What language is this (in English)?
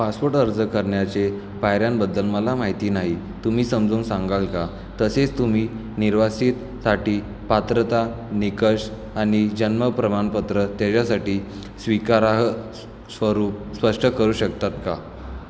Marathi